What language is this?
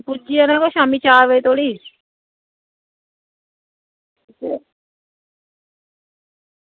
Dogri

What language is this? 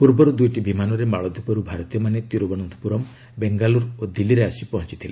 Odia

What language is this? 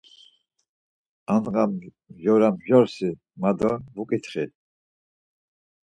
Laz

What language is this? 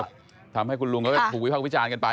Thai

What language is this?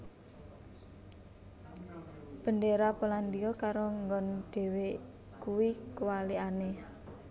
Javanese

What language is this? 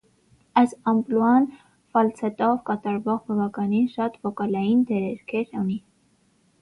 Armenian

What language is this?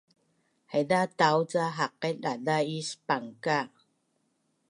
Bunun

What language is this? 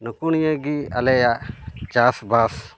Santali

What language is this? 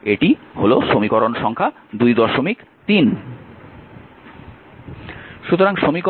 Bangla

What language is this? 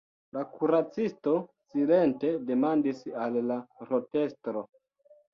Esperanto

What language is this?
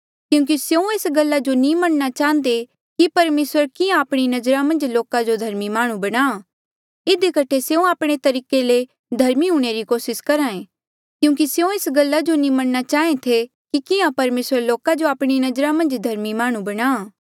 Mandeali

